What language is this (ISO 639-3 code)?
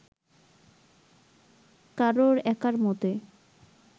ben